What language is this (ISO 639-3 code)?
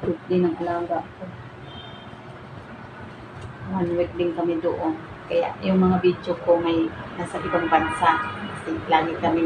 fil